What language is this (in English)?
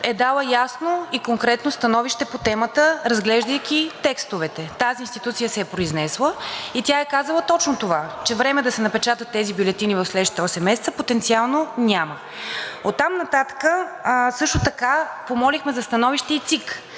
Bulgarian